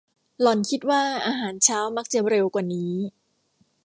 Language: Thai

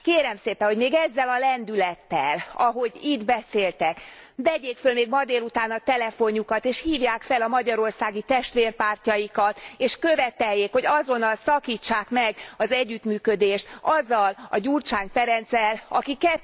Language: Hungarian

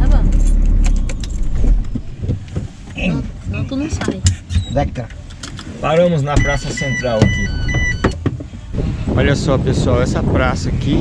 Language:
Portuguese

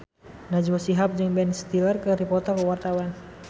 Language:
Sundanese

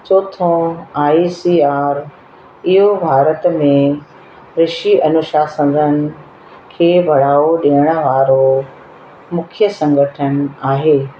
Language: Sindhi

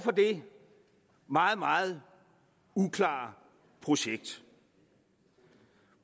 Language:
Danish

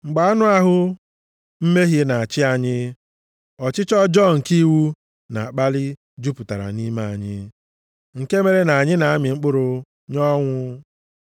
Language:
Igbo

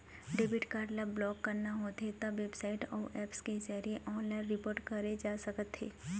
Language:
Chhattisgarhi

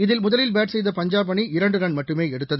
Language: Tamil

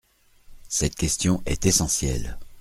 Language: French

